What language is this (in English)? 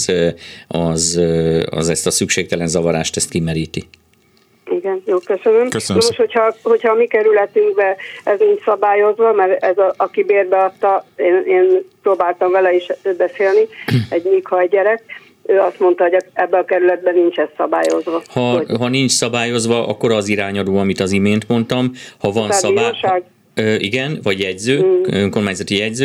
Hungarian